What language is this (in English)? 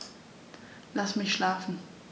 German